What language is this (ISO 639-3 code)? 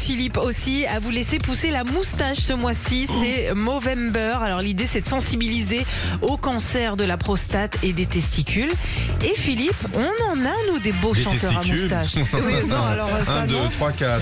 fra